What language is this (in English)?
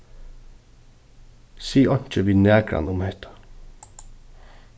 Faroese